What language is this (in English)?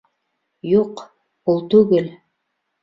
Bashkir